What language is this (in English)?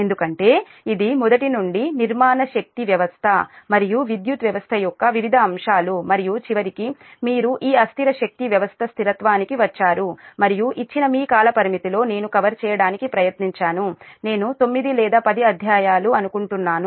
Telugu